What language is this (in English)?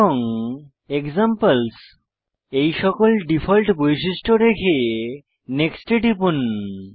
Bangla